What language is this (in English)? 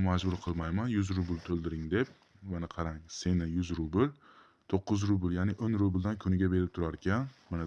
Turkish